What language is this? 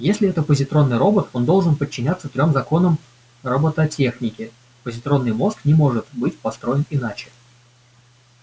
Russian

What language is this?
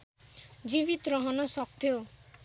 Nepali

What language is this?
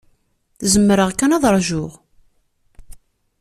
Kabyle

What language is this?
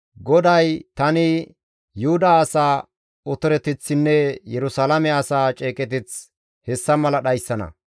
Gamo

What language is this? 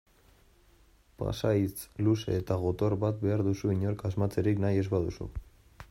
Basque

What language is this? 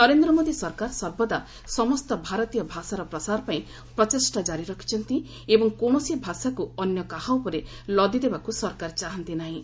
Odia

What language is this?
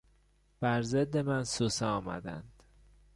Persian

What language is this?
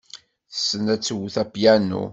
Kabyle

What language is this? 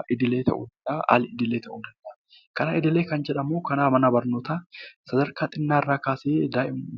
Oromo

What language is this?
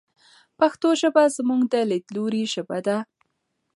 Pashto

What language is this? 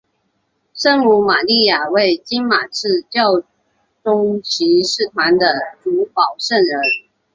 Chinese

